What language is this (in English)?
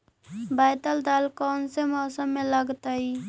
Magahi